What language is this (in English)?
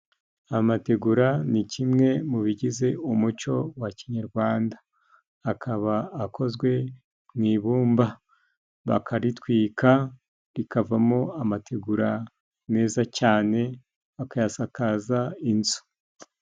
Kinyarwanda